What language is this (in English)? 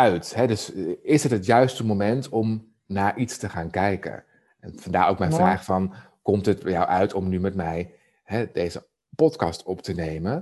Dutch